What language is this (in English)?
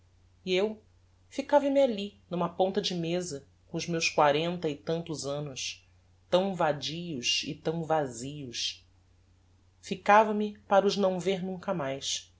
Portuguese